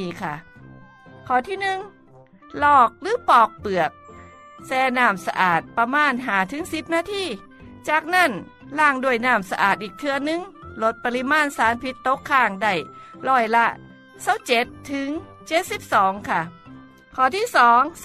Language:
Thai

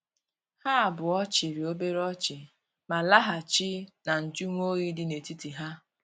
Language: Igbo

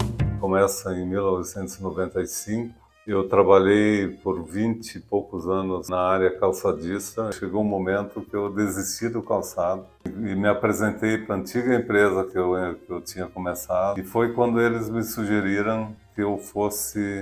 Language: Portuguese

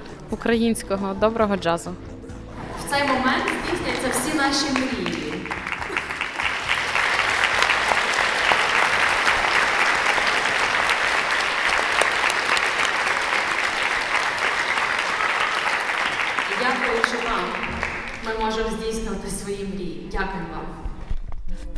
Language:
Ukrainian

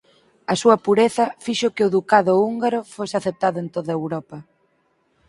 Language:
Galician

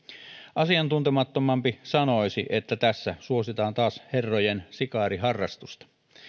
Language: Finnish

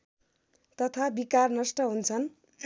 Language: Nepali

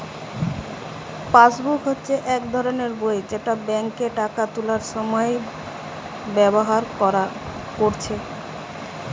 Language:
Bangla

